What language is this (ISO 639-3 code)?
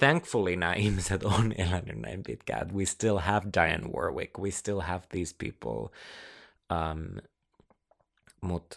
fin